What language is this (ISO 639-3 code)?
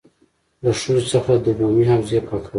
pus